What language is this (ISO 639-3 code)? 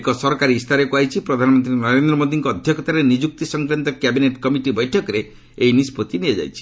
ori